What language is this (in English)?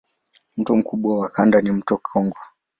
Swahili